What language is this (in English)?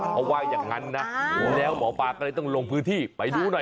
Thai